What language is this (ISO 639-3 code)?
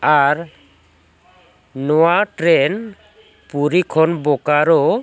sat